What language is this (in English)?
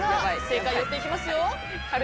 Japanese